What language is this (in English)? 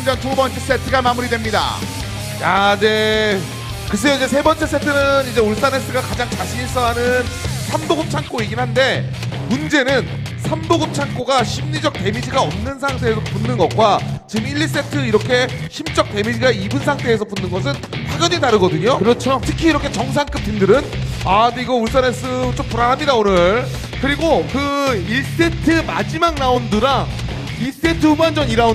Korean